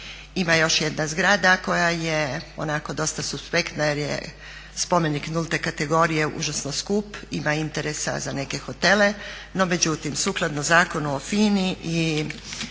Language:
Croatian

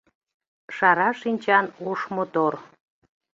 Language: Mari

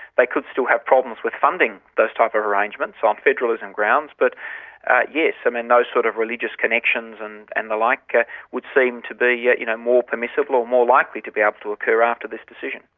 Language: English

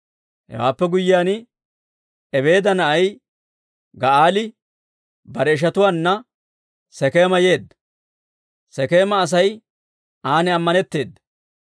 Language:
Dawro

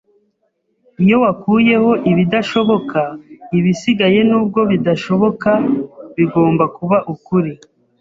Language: Kinyarwanda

